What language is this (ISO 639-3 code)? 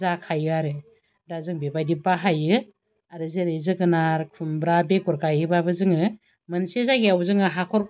brx